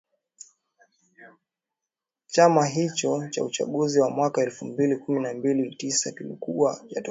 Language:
Swahili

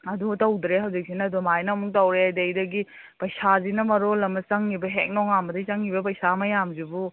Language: Manipuri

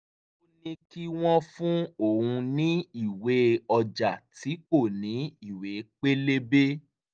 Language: Yoruba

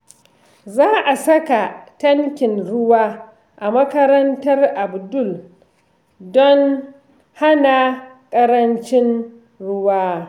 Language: Hausa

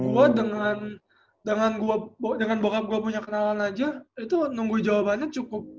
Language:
Indonesian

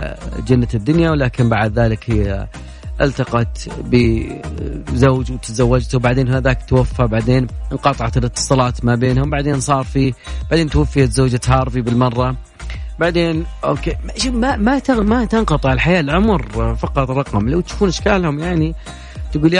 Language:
Arabic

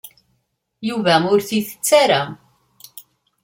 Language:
Kabyle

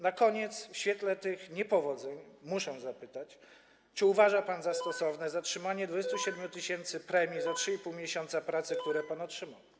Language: Polish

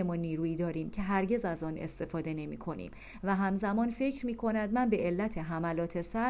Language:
Persian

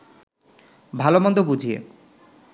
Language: Bangla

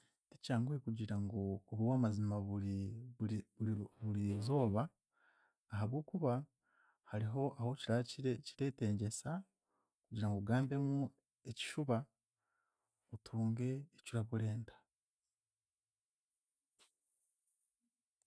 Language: Chiga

